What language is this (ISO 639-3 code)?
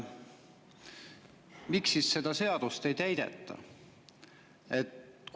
est